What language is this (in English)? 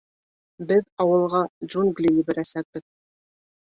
Bashkir